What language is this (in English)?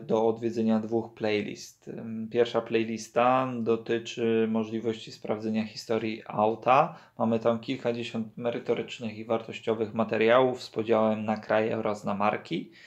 Polish